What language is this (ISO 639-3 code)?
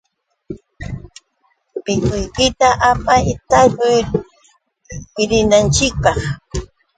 qux